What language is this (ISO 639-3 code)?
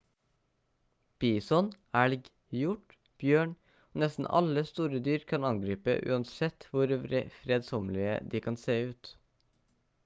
nob